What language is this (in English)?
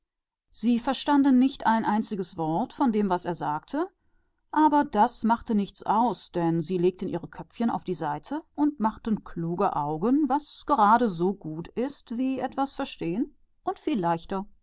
German